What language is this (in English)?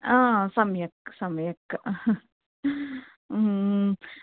Sanskrit